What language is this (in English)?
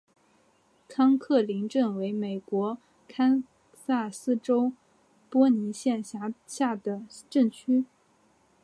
Chinese